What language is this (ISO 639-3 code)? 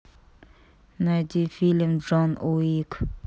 rus